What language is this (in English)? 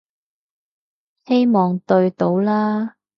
Cantonese